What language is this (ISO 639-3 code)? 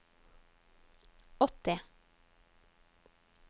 nor